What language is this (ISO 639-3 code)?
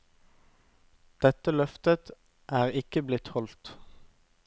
nor